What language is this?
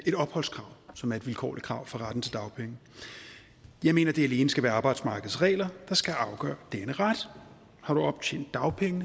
Danish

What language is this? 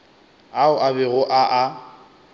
Northern Sotho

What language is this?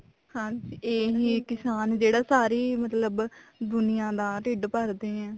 Punjabi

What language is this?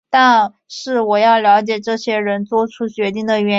Chinese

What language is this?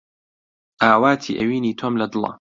Central Kurdish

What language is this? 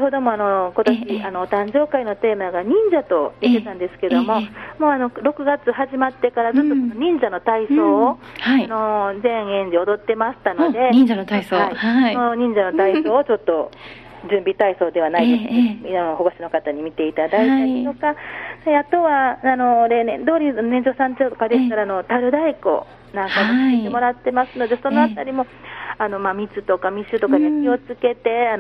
Japanese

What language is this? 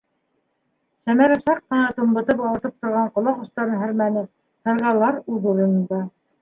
Bashkir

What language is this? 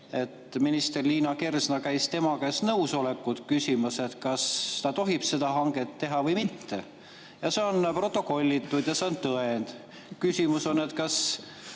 Estonian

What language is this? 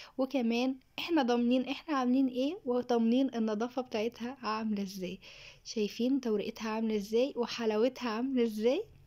Arabic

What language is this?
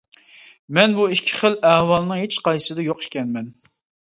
Uyghur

